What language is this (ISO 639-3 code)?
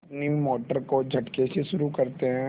hin